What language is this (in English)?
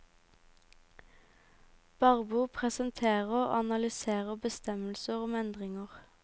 Norwegian